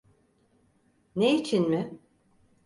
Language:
Turkish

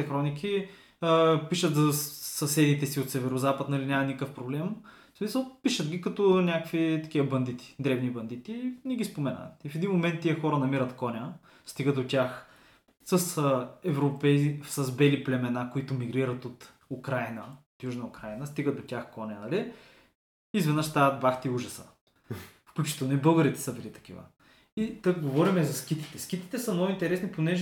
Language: Bulgarian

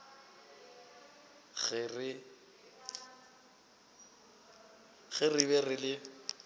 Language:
Northern Sotho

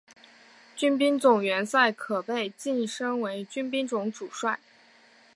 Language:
Chinese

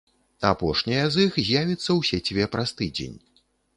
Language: Belarusian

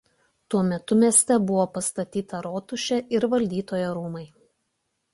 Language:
Lithuanian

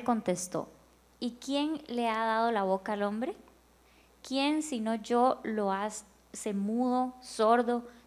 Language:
Spanish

